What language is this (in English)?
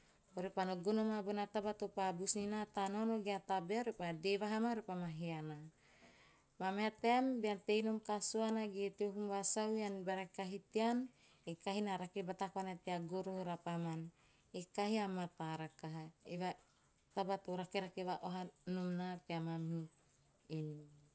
Teop